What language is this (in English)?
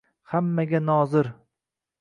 Uzbek